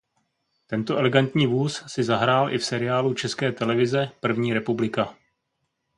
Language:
Czech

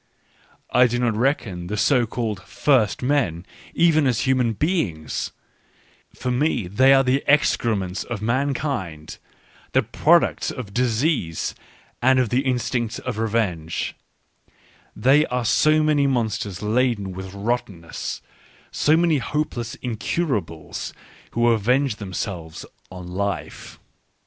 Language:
English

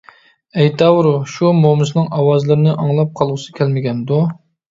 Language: Uyghur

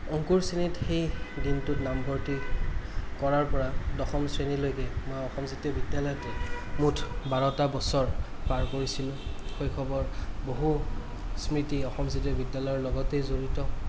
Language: Assamese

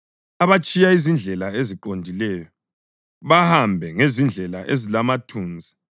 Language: North Ndebele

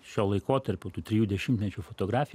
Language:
Lithuanian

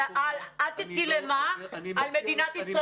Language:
Hebrew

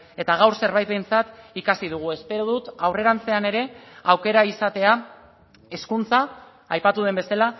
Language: Basque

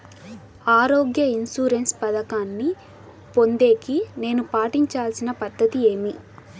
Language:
Telugu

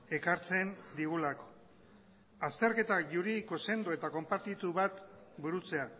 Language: Basque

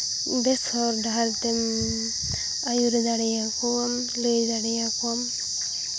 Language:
Santali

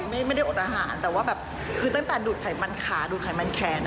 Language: Thai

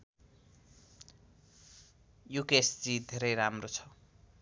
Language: Nepali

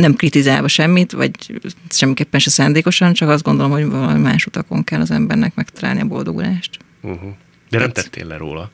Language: Hungarian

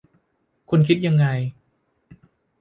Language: Thai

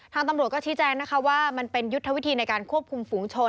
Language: Thai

